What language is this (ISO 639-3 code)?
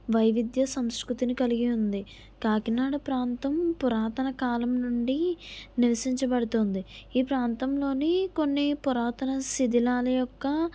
tel